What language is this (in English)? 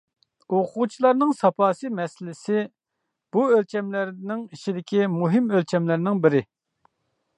Uyghur